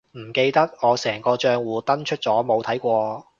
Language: Cantonese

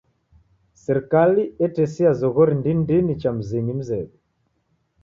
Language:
Taita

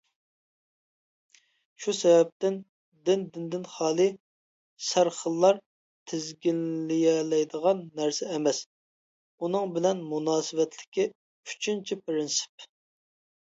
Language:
Uyghur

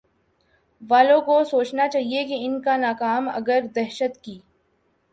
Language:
Urdu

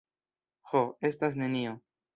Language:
Esperanto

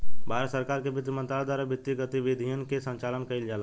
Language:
Bhojpuri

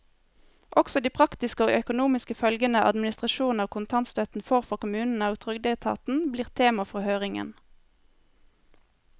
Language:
Norwegian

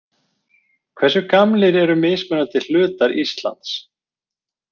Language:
Icelandic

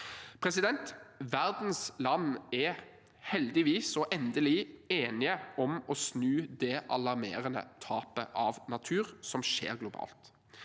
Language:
Norwegian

